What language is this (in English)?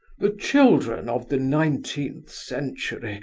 English